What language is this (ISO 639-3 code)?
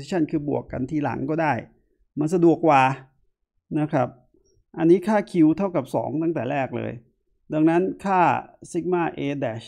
tha